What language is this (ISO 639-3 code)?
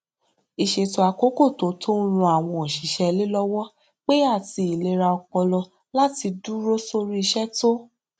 yor